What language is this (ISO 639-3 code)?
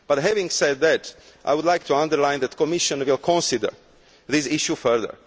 eng